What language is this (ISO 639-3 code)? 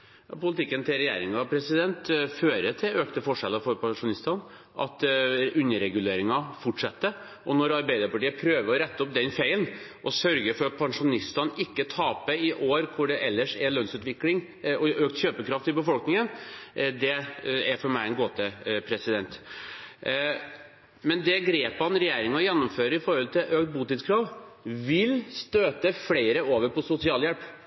nob